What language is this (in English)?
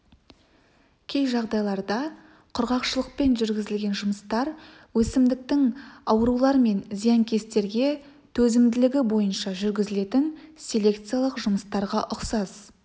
Kazakh